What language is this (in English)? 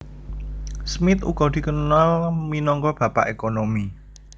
Javanese